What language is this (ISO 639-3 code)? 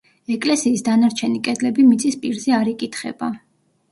kat